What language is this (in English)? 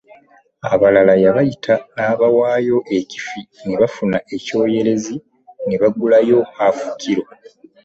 Ganda